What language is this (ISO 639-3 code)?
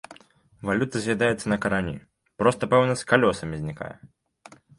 bel